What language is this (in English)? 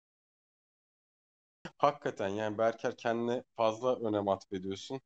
Turkish